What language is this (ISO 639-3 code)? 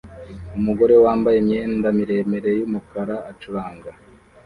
kin